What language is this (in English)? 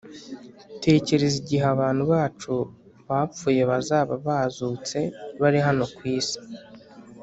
Kinyarwanda